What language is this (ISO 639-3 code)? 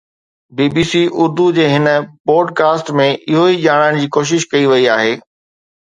snd